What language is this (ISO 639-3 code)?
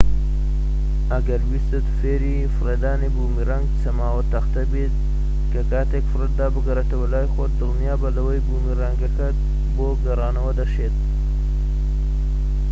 ckb